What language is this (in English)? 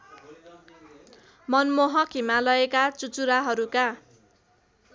Nepali